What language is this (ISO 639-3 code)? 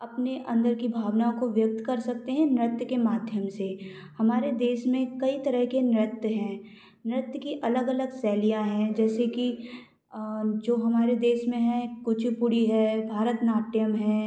hin